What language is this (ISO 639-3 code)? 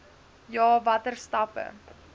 afr